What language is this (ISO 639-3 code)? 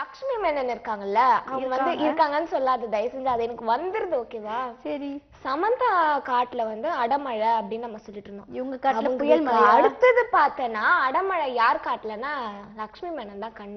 ron